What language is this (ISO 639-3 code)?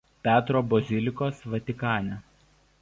lit